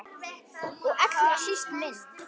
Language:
Icelandic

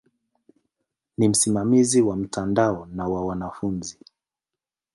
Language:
Swahili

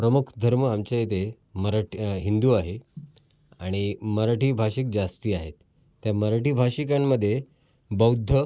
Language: Marathi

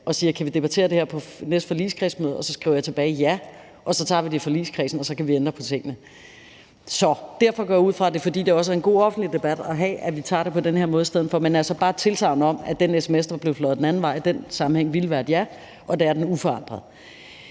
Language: Danish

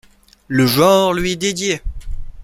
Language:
French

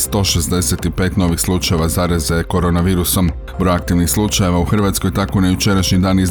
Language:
Croatian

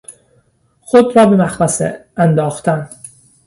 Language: Persian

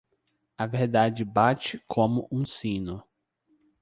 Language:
Portuguese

